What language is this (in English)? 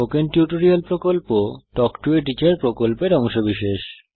Bangla